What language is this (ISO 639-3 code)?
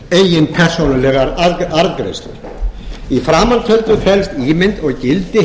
isl